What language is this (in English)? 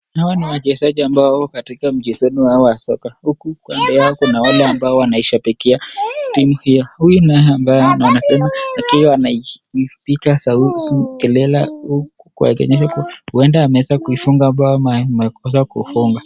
Swahili